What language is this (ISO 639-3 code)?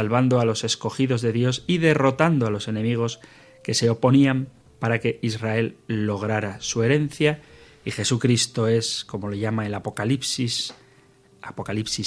spa